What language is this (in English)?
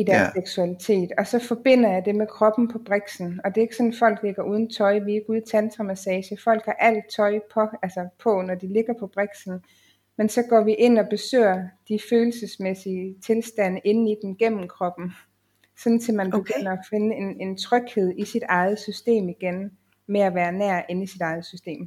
Danish